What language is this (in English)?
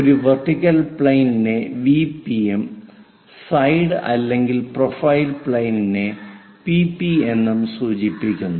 Malayalam